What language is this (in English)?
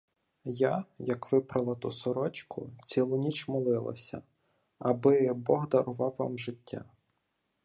Ukrainian